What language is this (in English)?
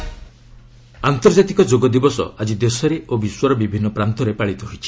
Odia